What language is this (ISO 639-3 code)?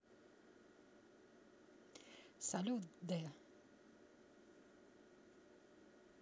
rus